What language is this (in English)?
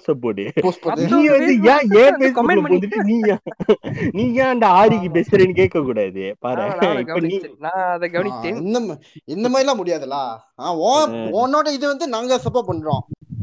Tamil